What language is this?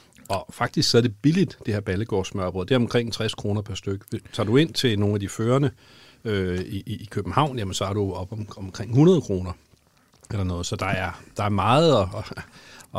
Danish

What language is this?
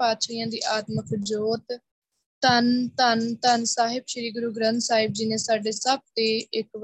Punjabi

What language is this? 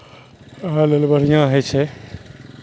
Maithili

